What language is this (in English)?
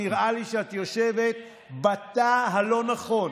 Hebrew